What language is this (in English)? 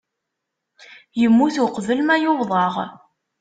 Kabyle